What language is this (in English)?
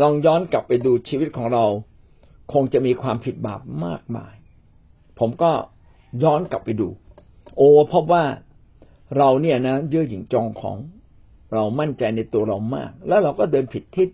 Thai